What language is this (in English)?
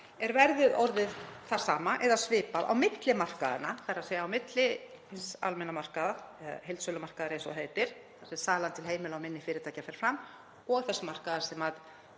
Icelandic